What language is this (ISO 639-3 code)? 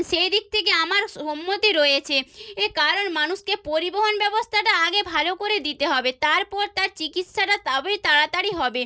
ben